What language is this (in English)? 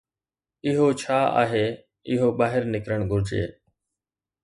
Sindhi